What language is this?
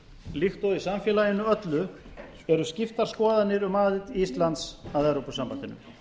Icelandic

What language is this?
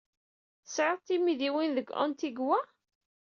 Kabyle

